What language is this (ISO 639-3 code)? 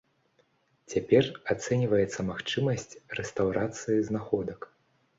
bel